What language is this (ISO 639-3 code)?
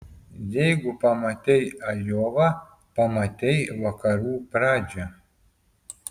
lit